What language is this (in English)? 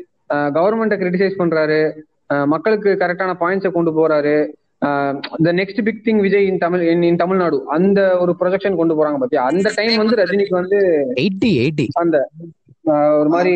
Tamil